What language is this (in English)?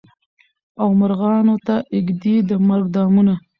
Pashto